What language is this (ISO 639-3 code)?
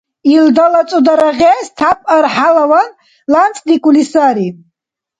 dar